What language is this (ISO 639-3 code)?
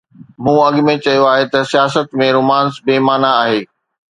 snd